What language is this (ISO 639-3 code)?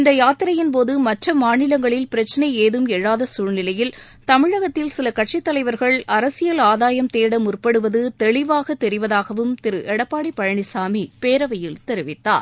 tam